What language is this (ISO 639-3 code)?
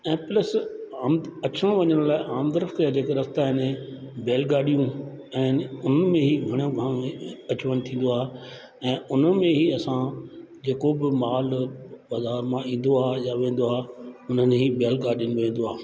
snd